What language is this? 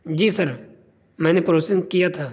Urdu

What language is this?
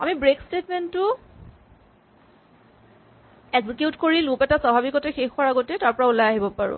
Assamese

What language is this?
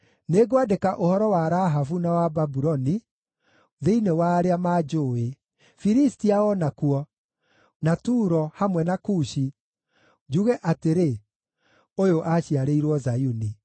Kikuyu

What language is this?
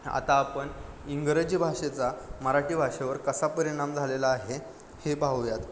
Marathi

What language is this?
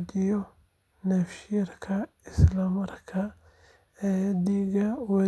Somali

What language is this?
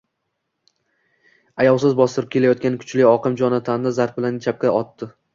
Uzbek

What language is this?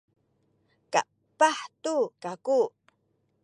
Sakizaya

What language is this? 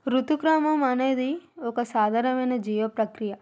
Telugu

